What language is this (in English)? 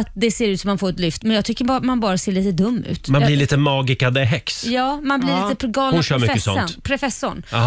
Swedish